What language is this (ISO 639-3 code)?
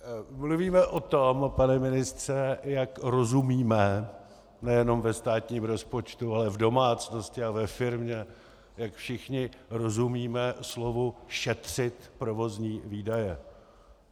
ces